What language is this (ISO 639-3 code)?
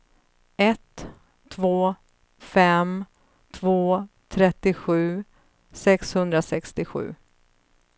swe